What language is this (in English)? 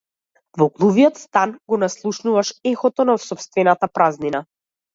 Macedonian